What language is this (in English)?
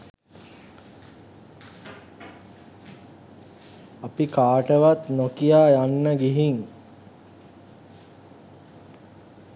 Sinhala